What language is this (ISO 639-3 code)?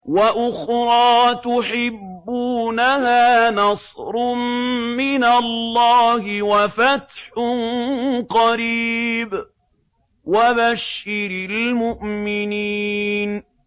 ara